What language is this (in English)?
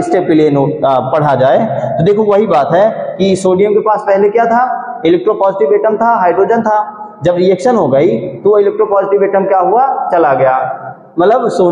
Hindi